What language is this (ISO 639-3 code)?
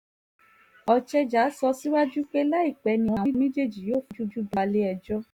yor